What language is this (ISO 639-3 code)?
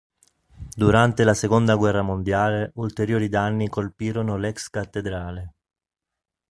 ita